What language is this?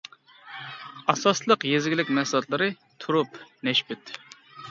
Uyghur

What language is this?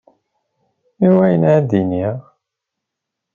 Kabyle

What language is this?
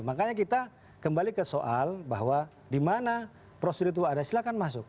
Indonesian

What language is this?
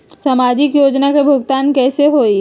Magahi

